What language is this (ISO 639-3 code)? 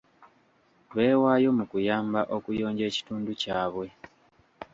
lug